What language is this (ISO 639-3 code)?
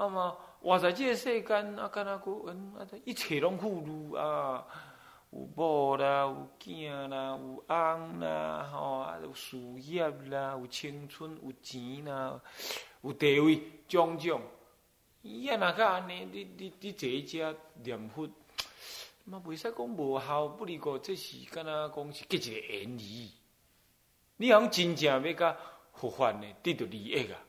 zho